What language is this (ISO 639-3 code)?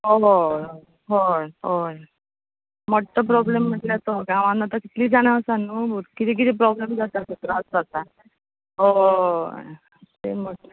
kok